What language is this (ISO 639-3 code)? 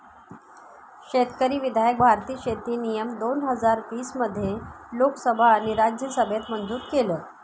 mar